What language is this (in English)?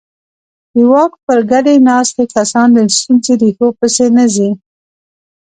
Pashto